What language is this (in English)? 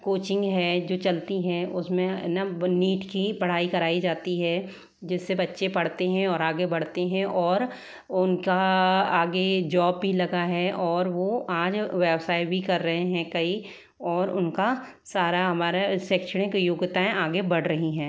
Hindi